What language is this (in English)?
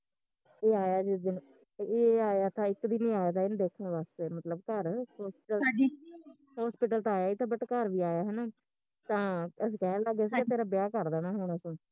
Punjabi